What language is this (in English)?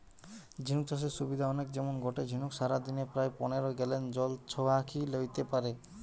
Bangla